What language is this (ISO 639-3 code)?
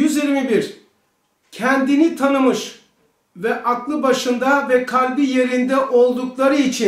tur